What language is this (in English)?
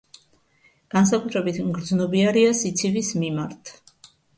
Georgian